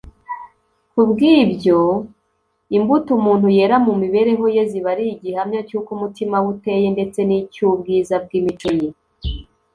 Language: Kinyarwanda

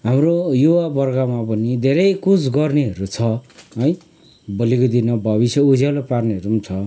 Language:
Nepali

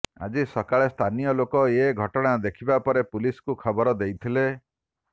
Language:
Odia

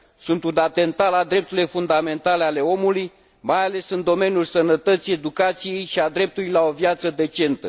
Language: Romanian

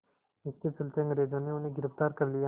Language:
Hindi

